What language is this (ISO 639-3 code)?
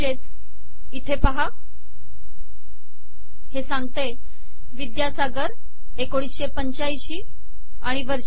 mar